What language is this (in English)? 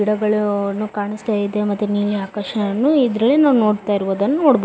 Kannada